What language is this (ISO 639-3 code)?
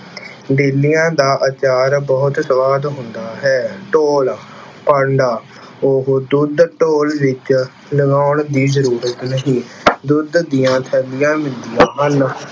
pan